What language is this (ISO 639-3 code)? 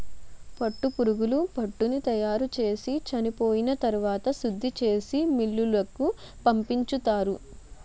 tel